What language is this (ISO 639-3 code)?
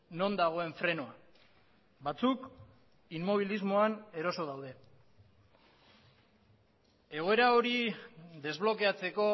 eus